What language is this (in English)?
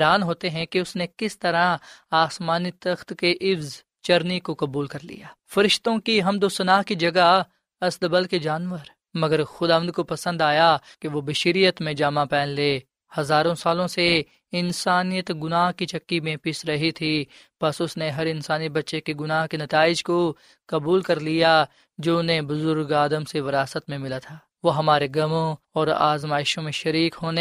Urdu